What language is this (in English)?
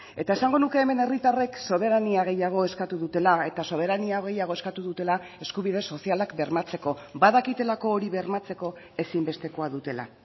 Basque